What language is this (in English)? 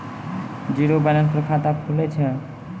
Maithili